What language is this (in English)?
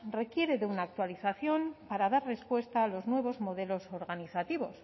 Spanish